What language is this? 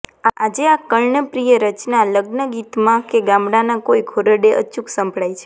Gujarati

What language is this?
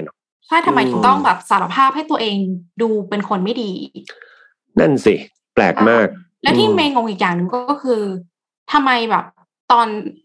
Thai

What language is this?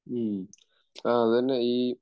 Malayalam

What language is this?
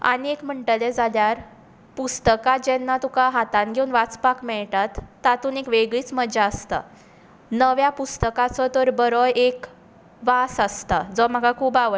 Konkani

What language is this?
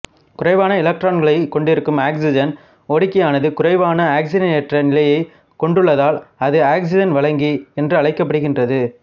Tamil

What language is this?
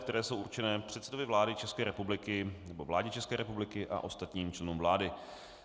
Czech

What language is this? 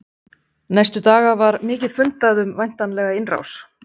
Icelandic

